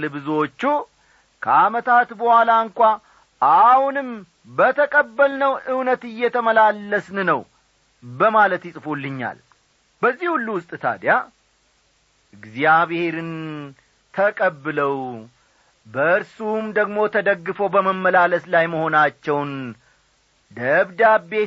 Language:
Amharic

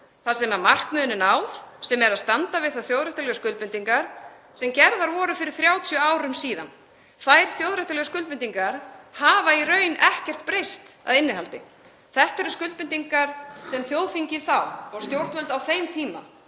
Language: Icelandic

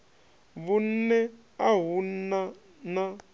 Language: Venda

